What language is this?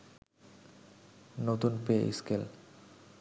Bangla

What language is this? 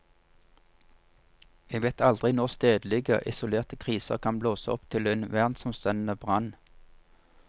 Norwegian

